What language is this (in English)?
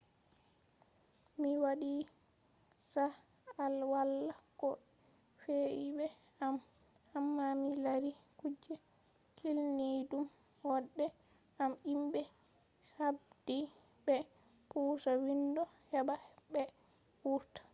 Fula